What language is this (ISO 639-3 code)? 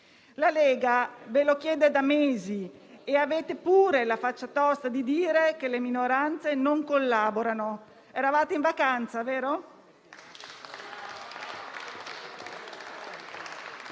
ita